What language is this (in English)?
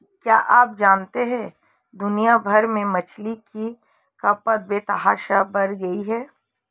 Hindi